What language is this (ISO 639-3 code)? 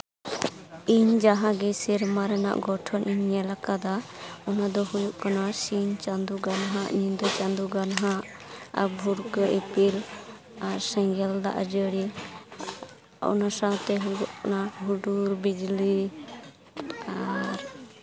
sat